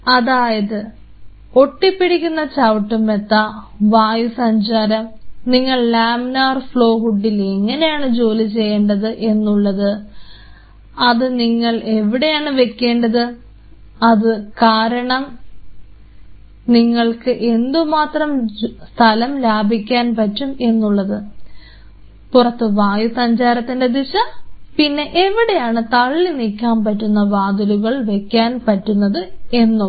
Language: Malayalam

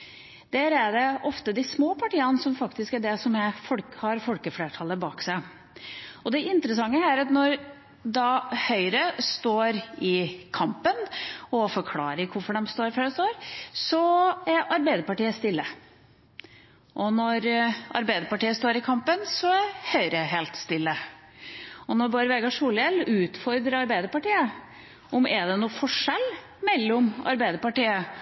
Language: Norwegian Bokmål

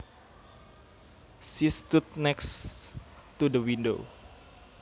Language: Javanese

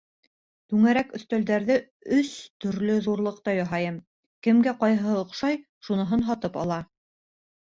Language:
Bashkir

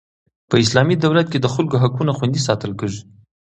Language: Pashto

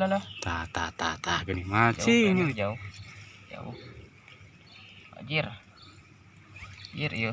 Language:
Indonesian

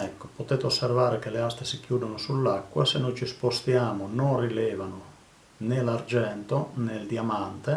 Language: Italian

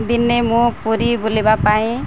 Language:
Odia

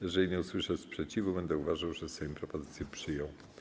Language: Polish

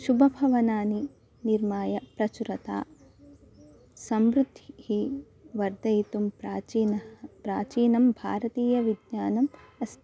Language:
Sanskrit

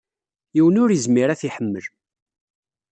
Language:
Kabyle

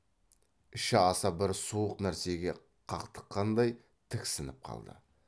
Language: Kazakh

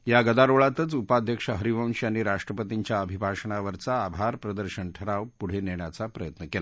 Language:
Marathi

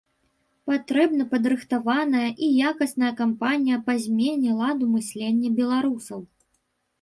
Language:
Belarusian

